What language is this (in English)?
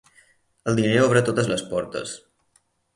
Catalan